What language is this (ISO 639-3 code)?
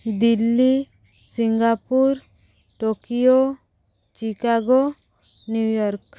ori